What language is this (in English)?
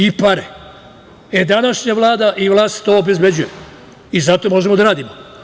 Serbian